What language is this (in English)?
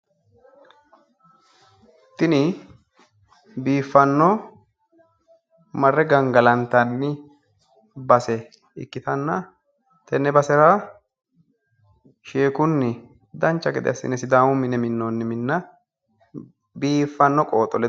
Sidamo